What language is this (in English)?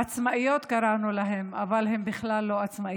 Hebrew